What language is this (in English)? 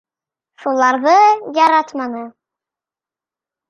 Bashkir